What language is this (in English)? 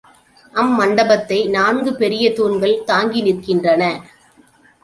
Tamil